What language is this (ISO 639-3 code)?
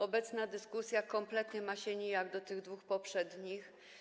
pol